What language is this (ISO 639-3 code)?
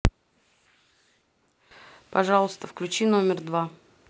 rus